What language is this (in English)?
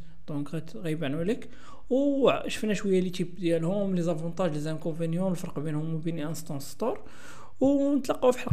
Arabic